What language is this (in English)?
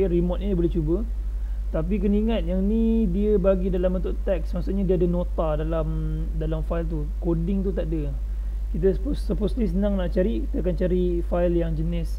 Malay